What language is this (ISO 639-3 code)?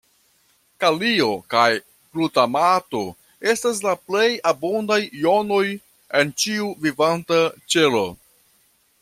epo